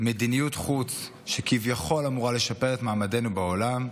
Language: Hebrew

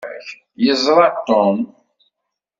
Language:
Kabyle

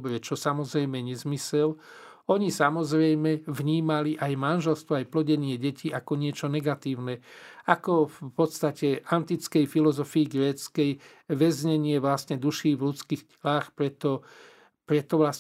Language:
Slovak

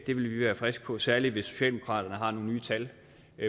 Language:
Danish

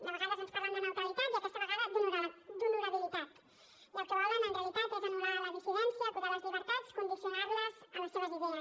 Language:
Catalan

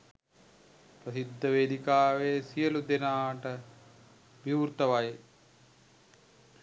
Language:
Sinhala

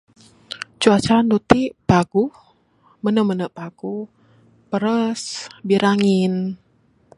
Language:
Bukar-Sadung Bidayuh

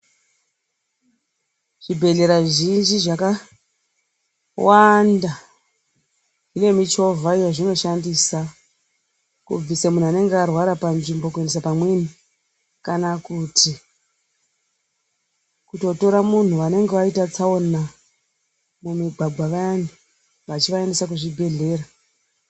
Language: Ndau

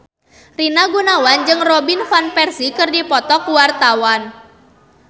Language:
Sundanese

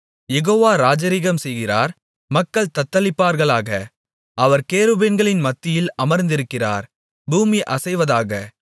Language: Tamil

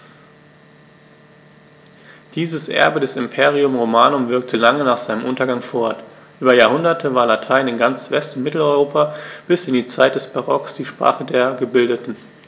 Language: German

